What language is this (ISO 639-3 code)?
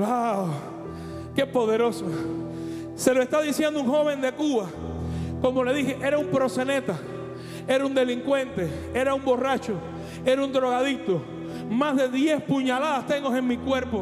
spa